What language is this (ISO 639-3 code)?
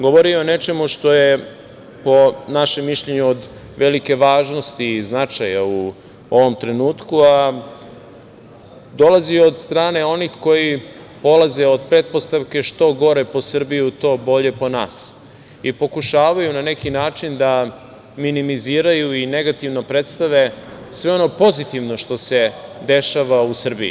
srp